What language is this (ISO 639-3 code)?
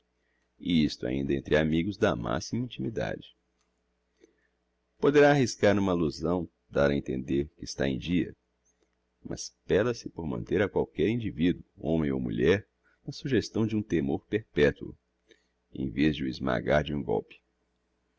por